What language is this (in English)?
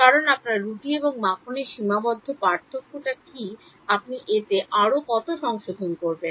Bangla